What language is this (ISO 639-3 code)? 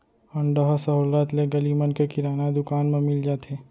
hne